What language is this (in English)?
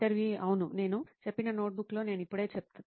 Telugu